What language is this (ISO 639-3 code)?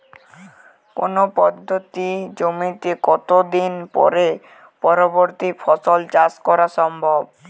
ben